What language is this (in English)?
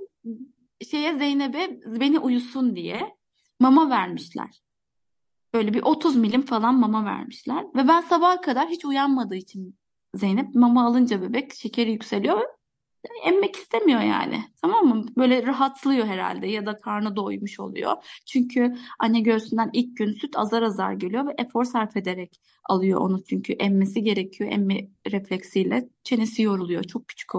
Turkish